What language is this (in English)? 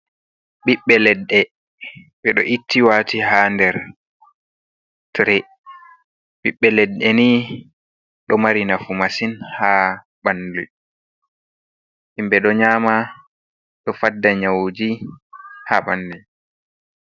Fula